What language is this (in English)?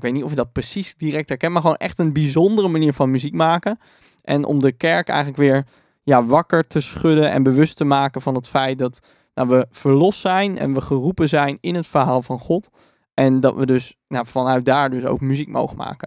Dutch